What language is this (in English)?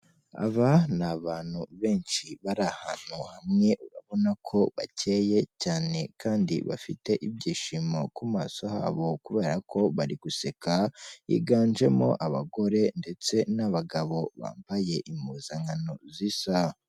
Kinyarwanda